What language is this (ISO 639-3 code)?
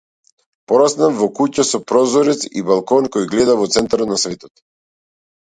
mkd